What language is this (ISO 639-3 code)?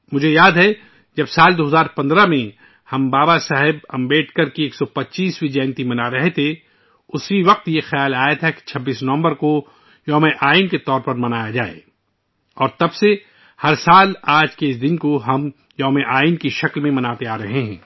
urd